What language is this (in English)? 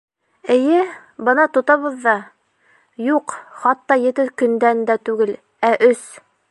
Bashkir